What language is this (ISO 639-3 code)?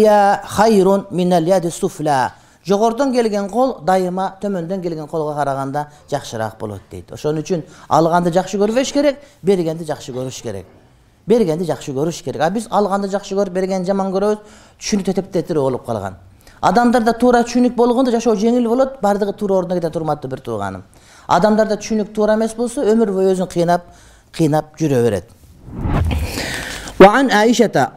tur